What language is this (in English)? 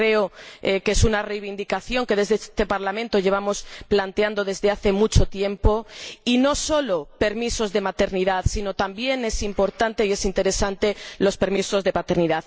Spanish